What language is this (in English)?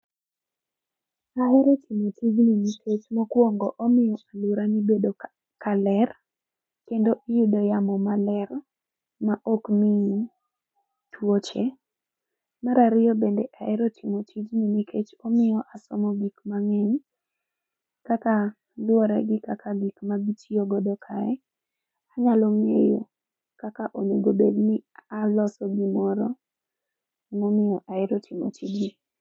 Luo (Kenya and Tanzania)